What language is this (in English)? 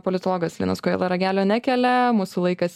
Lithuanian